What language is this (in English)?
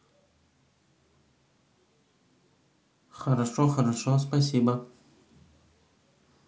Russian